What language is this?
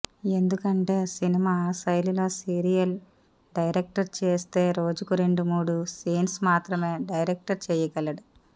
Telugu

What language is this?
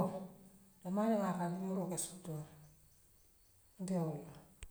Western Maninkakan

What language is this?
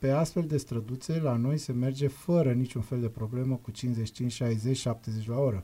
Romanian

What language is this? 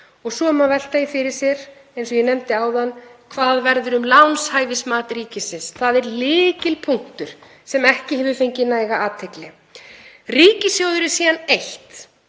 Icelandic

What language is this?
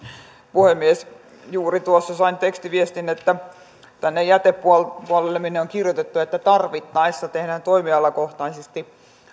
Finnish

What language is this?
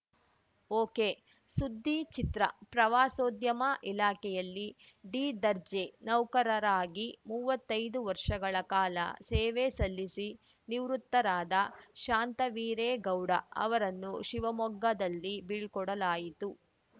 Kannada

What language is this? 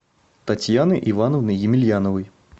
Russian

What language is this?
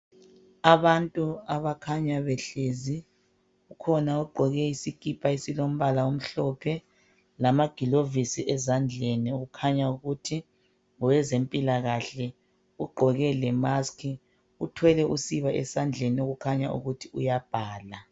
North Ndebele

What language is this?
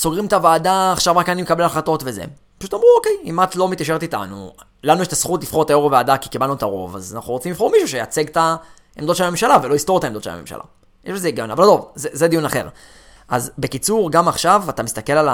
Hebrew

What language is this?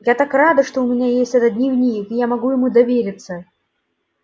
Russian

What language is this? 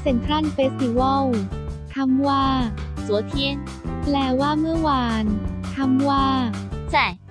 Thai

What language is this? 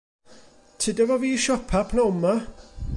Welsh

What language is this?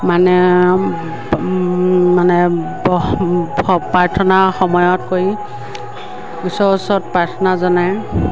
Assamese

